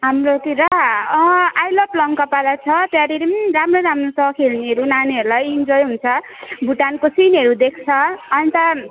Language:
Nepali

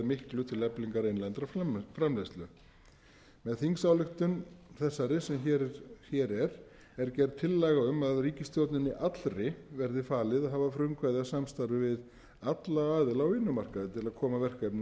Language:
Icelandic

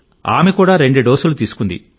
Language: Telugu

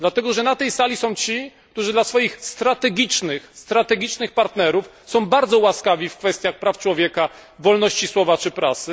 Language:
Polish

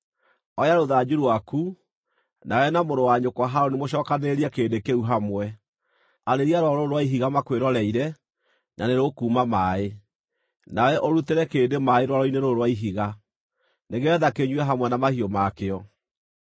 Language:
Kikuyu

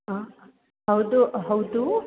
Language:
Kannada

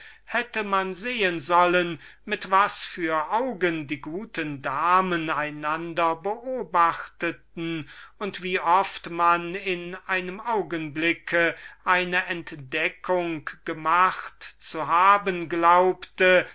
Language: German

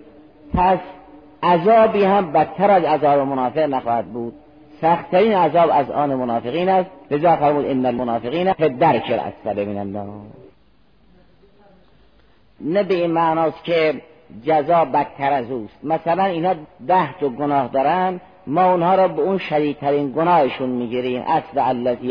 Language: Persian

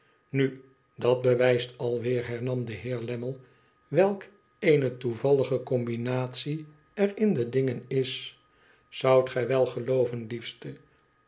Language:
Dutch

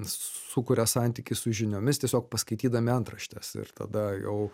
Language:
Lithuanian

